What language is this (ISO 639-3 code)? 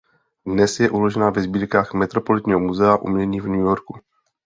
ces